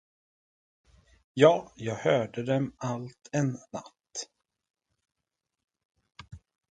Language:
Swedish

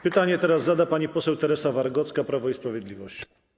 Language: Polish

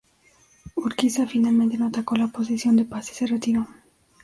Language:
Spanish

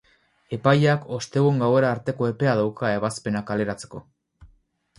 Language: Basque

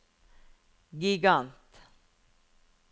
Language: Norwegian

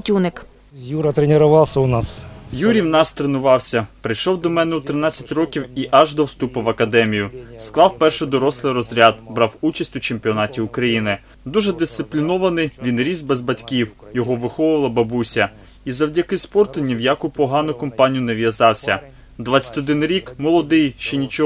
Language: Ukrainian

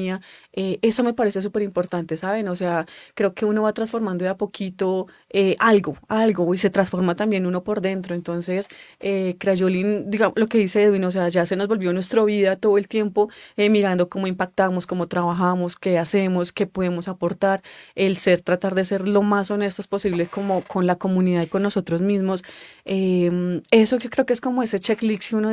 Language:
Spanish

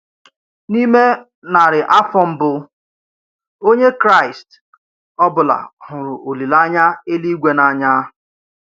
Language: Igbo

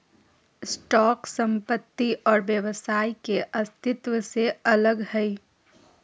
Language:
Magahi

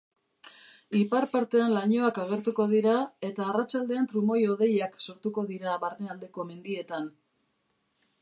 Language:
Basque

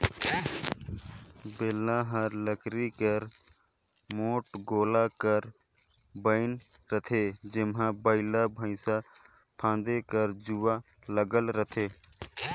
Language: Chhattisgarhi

